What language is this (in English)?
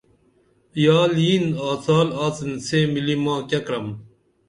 Dameli